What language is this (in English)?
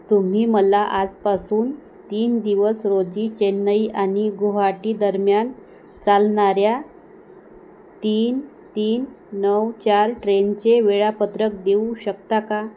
Marathi